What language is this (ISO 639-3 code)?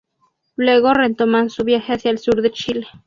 spa